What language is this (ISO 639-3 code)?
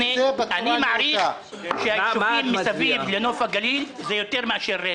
heb